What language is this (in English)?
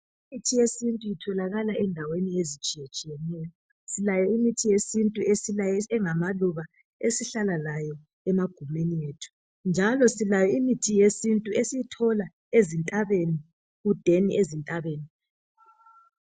North Ndebele